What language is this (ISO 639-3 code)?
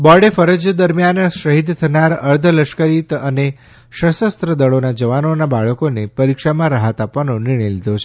guj